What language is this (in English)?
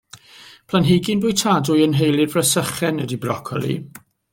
Welsh